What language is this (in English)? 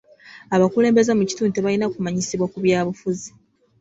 Ganda